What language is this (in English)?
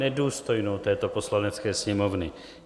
Czech